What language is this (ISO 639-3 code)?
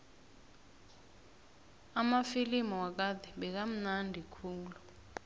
nbl